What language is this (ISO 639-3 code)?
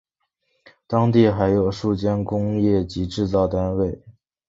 zho